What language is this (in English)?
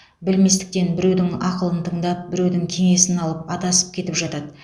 Kazakh